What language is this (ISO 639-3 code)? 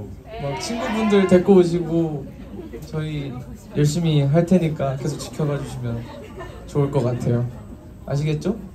kor